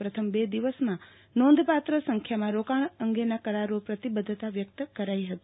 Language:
Gujarati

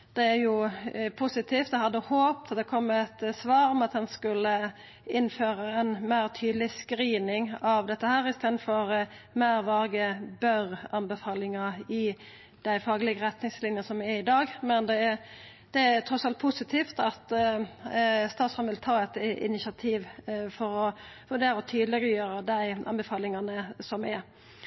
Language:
Norwegian Nynorsk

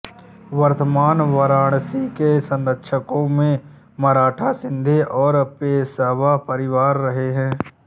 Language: Hindi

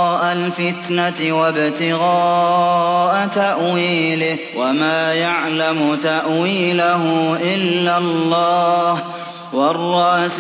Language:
Arabic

